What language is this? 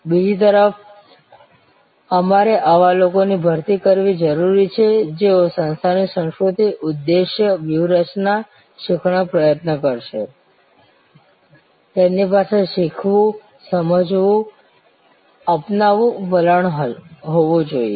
Gujarati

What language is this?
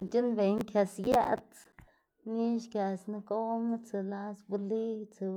Xanaguía Zapotec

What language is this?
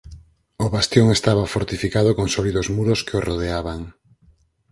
Galician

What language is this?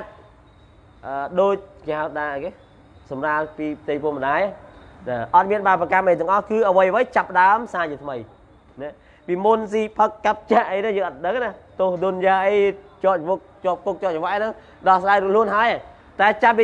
Vietnamese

